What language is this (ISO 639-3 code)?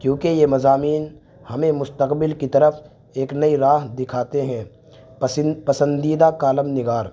urd